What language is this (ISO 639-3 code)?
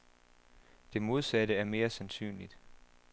dan